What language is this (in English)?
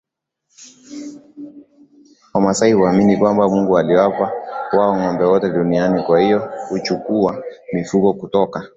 Swahili